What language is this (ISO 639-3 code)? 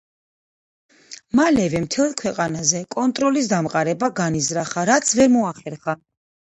kat